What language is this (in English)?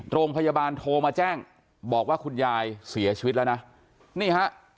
Thai